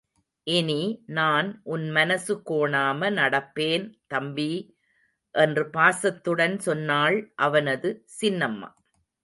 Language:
Tamil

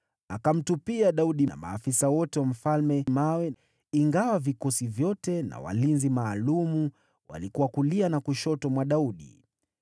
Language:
Swahili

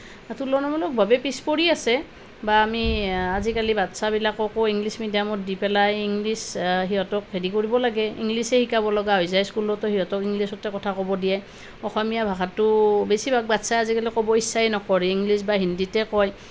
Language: Assamese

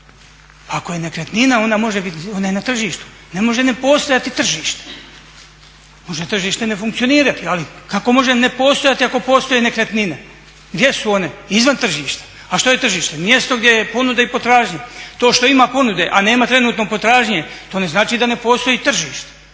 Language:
Croatian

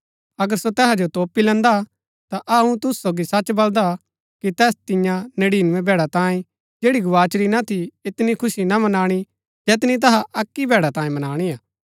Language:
Gaddi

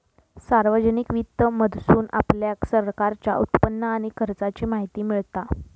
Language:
Marathi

